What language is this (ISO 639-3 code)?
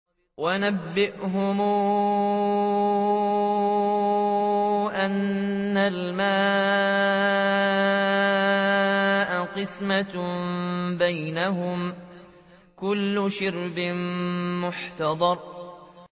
ara